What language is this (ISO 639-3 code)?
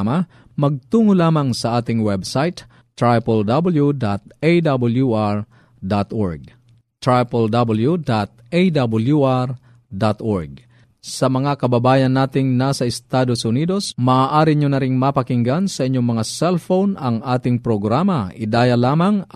fil